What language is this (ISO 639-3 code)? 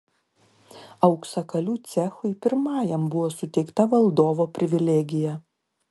lit